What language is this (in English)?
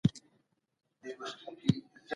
Pashto